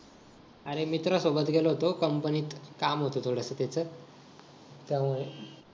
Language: Marathi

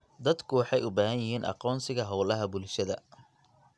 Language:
Somali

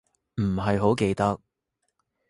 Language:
Cantonese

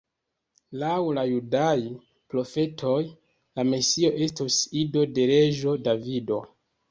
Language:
Esperanto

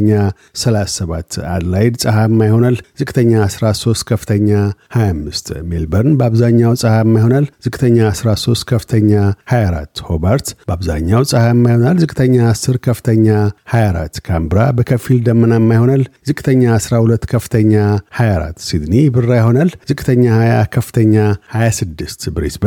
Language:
Amharic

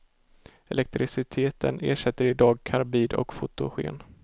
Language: Swedish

